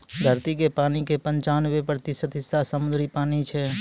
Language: Maithili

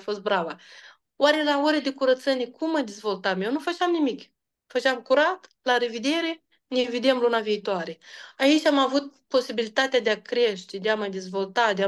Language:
Romanian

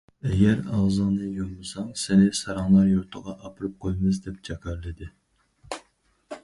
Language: Uyghur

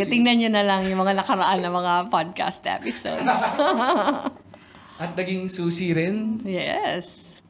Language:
Filipino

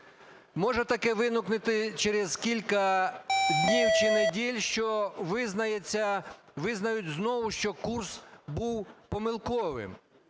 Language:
Ukrainian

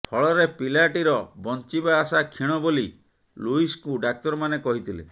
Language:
Odia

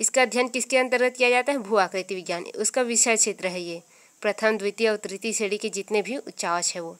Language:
Hindi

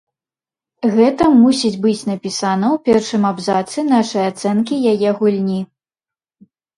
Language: Belarusian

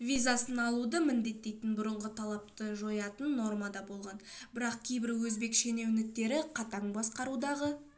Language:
Kazakh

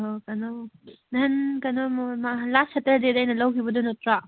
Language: Manipuri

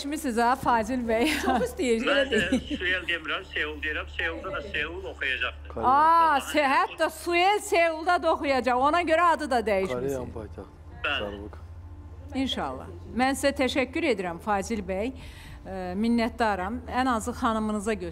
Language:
Turkish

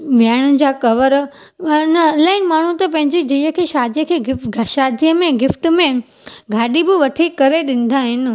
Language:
Sindhi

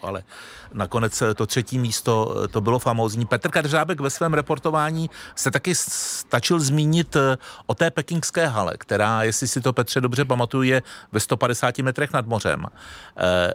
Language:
Czech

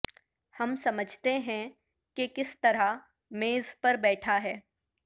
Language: Urdu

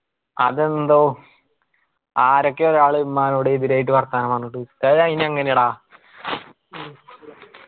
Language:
Malayalam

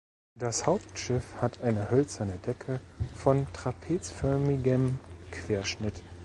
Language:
German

